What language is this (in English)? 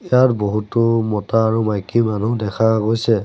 Assamese